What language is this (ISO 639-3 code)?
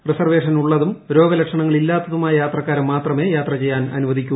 mal